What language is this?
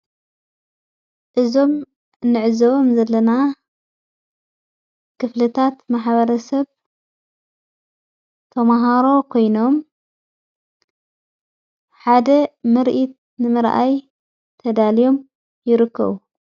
Tigrinya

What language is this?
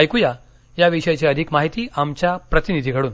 Marathi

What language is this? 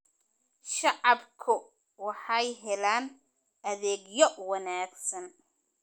Somali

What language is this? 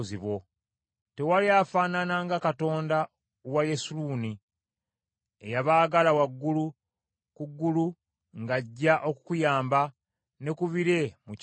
Ganda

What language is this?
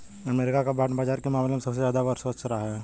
Hindi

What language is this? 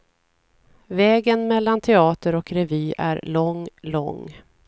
Swedish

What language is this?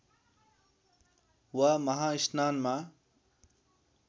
Nepali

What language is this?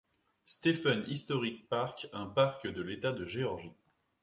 French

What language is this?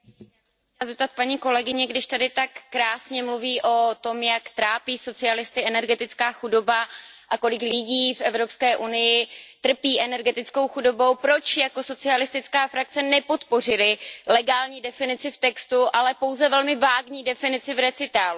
Czech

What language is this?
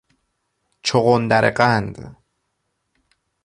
Persian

